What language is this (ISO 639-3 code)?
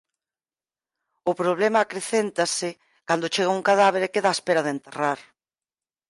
glg